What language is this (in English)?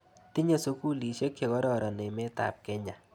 Kalenjin